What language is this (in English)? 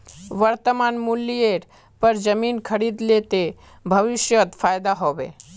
Magahi